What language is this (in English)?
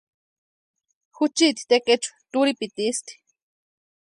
Western Highland Purepecha